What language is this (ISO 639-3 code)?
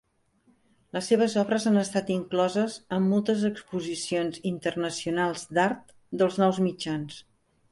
cat